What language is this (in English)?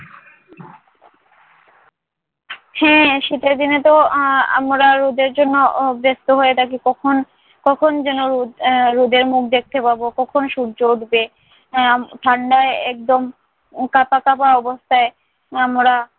Bangla